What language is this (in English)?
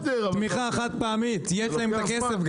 Hebrew